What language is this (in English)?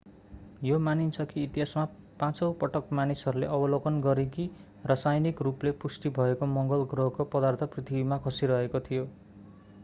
Nepali